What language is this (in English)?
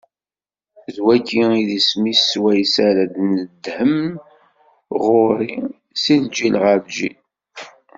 Kabyle